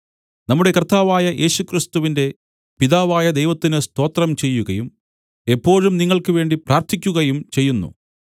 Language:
Malayalam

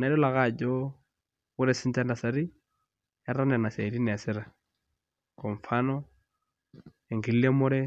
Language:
Masai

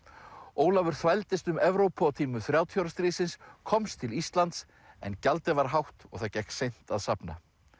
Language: Icelandic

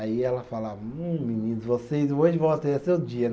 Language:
Portuguese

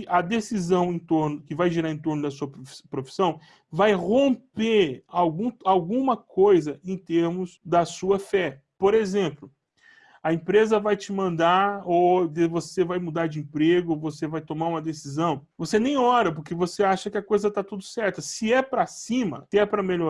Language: Portuguese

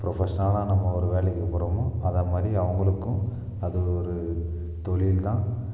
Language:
Tamil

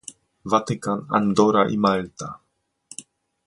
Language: Polish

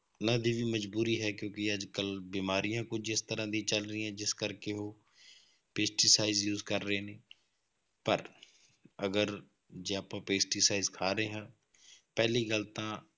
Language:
Punjabi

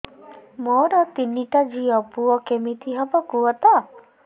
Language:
Odia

